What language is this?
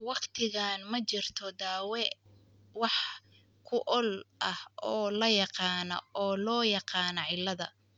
Somali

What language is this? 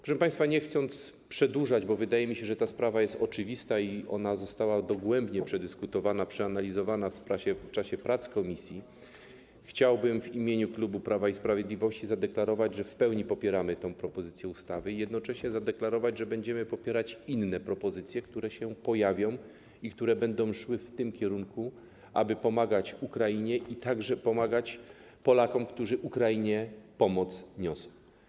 Polish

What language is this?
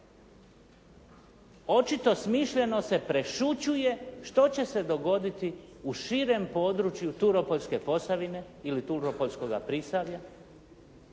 Croatian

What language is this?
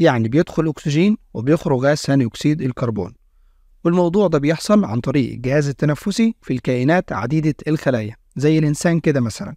Arabic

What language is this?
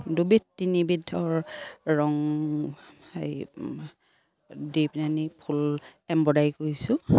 Assamese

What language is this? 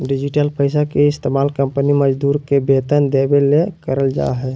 Magahi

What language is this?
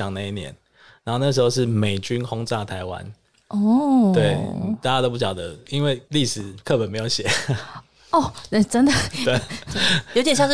Chinese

